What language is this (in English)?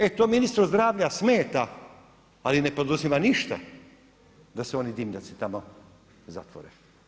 Croatian